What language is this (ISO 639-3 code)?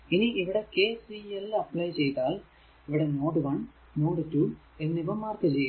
mal